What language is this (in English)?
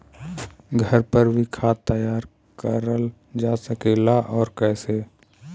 Bhojpuri